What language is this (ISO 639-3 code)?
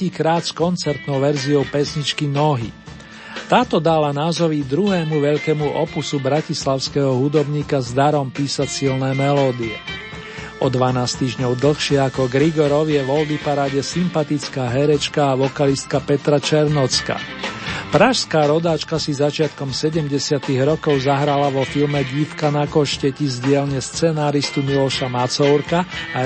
slk